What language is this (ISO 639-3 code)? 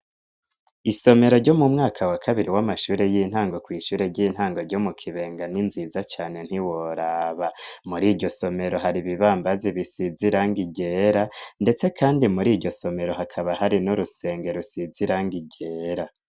run